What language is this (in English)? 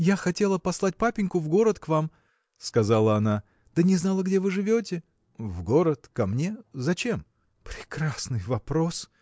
Russian